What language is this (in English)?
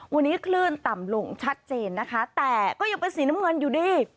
Thai